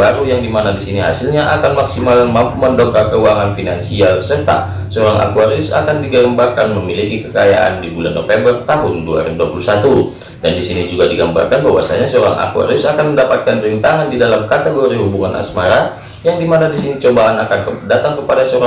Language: Indonesian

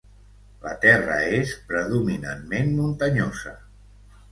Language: Catalan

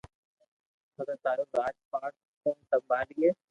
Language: Loarki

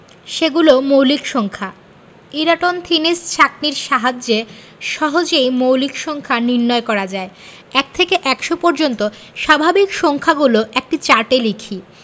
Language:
Bangla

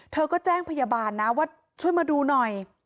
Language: Thai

